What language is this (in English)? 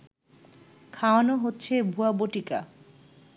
Bangla